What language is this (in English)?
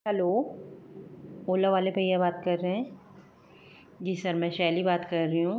Hindi